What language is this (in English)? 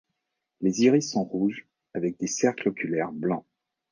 French